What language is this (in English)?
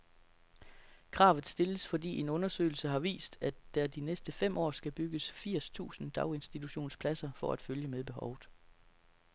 Danish